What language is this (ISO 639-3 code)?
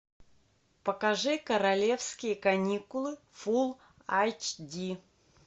rus